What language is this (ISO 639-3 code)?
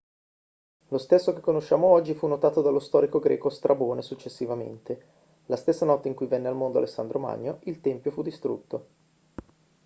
ita